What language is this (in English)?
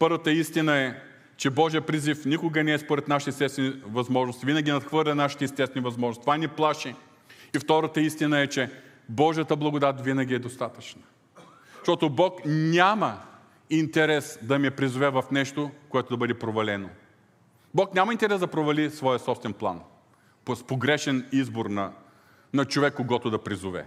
Bulgarian